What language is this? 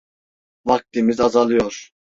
Turkish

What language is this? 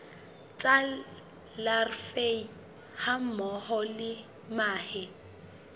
Southern Sotho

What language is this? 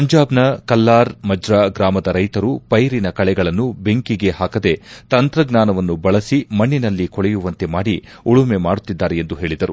Kannada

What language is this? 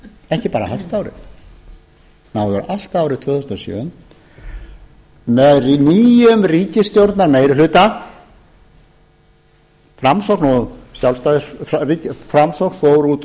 Icelandic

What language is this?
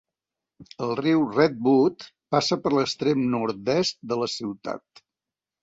Catalan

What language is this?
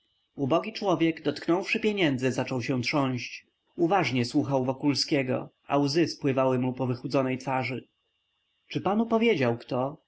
Polish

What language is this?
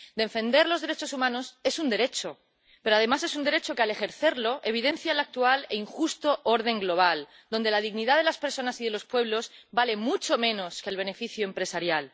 Spanish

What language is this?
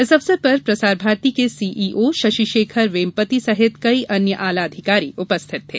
Hindi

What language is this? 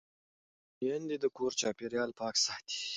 Pashto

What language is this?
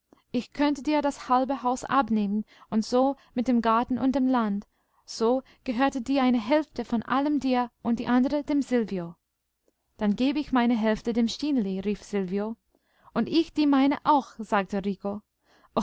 German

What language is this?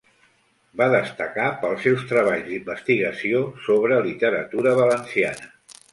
Catalan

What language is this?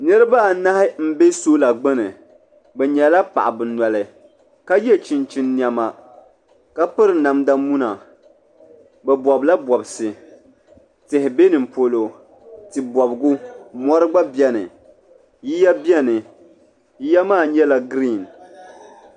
Dagbani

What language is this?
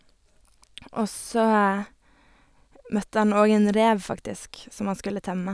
Norwegian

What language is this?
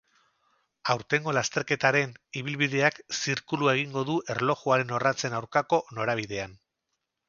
Basque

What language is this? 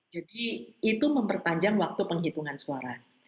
Indonesian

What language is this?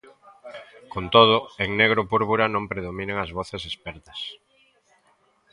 Galician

